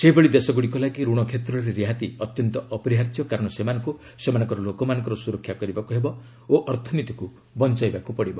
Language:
Odia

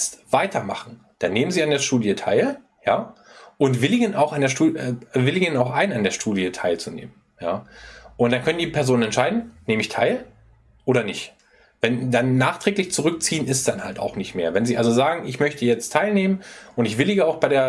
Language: German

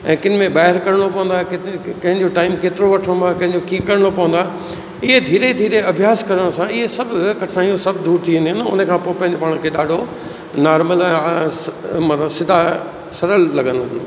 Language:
Sindhi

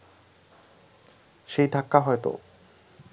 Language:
Bangla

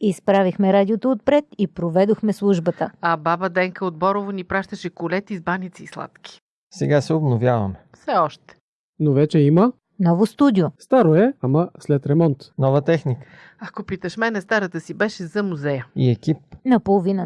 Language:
Russian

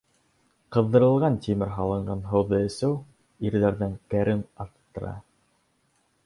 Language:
Bashkir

